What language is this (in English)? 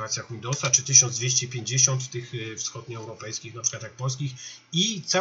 Polish